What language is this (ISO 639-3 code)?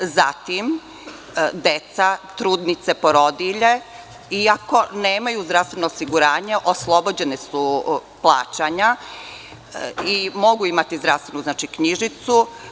srp